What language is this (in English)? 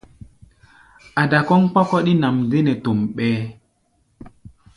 Gbaya